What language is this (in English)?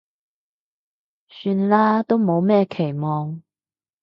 Cantonese